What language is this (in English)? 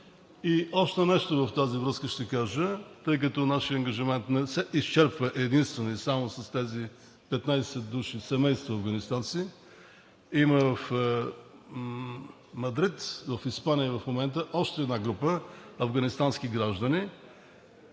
Bulgarian